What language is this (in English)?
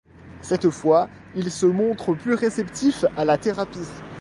French